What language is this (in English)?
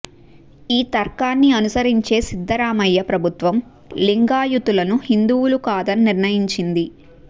Telugu